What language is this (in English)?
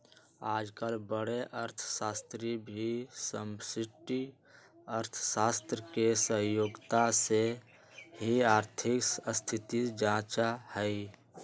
Magahi